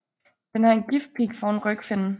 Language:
Danish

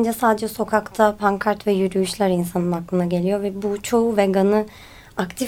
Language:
Turkish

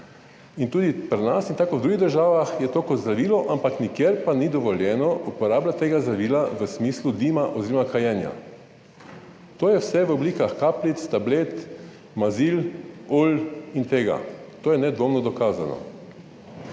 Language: Slovenian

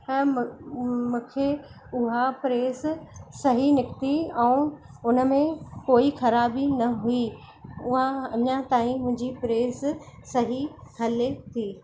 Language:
Sindhi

